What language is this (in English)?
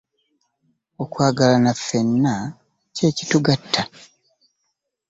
Ganda